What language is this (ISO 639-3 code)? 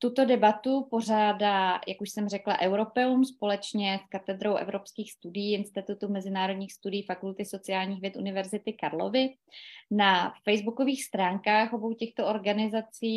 ces